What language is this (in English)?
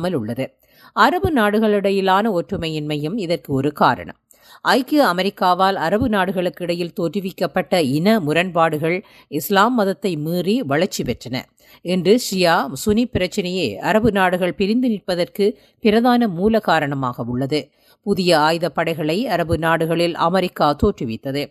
Tamil